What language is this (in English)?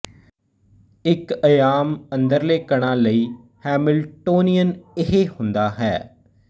Punjabi